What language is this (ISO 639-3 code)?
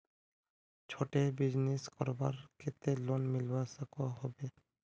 mag